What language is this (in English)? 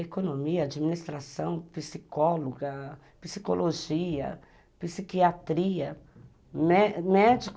Portuguese